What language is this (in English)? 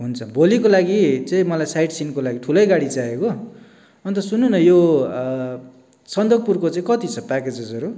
Nepali